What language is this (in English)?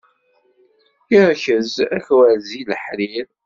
Kabyle